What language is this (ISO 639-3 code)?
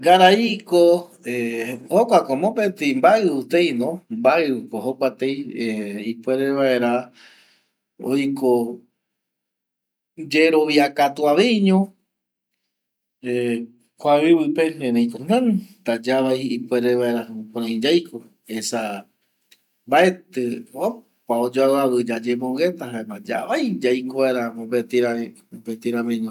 gui